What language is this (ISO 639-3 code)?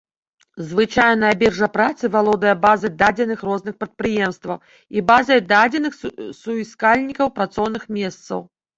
bel